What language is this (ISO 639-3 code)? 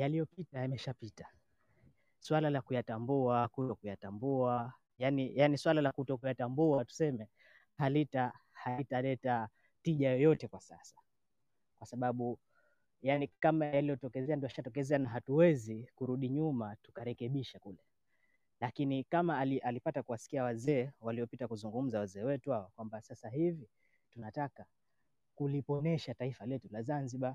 swa